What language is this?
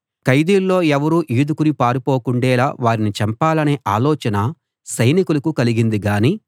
Telugu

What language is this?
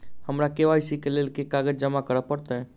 Maithili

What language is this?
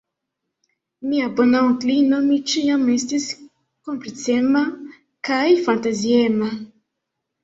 Esperanto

